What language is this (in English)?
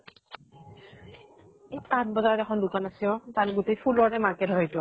Assamese